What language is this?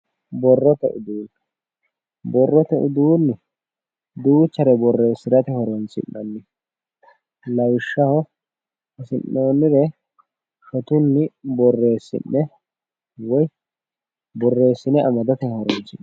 Sidamo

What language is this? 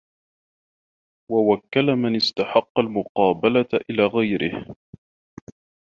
Arabic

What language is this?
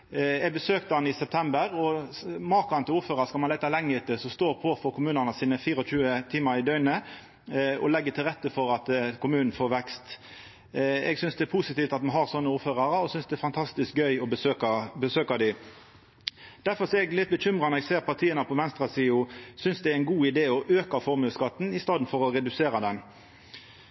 Norwegian Nynorsk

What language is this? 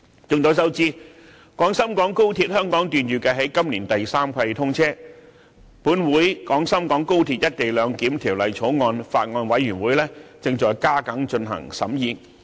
Cantonese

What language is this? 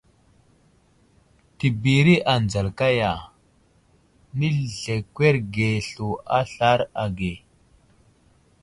Wuzlam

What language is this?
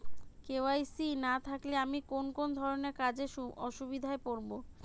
Bangla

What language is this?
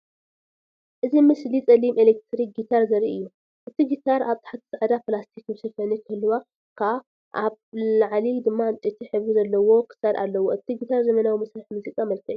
Tigrinya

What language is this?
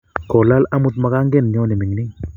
Kalenjin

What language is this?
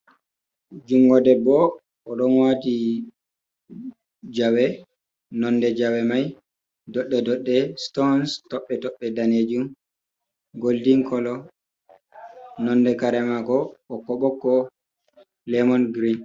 Fula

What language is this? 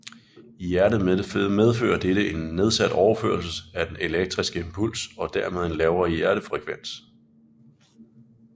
Danish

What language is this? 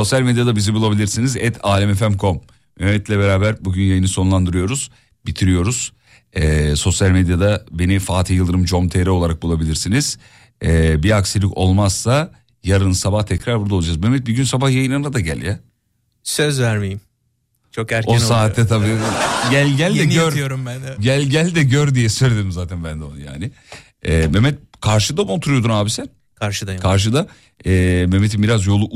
Turkish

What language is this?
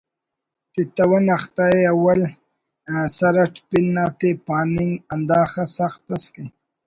Brahui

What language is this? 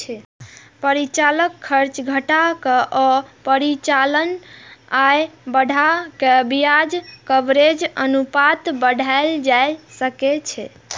Maithili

